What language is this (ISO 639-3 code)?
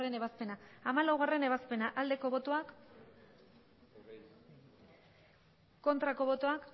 eus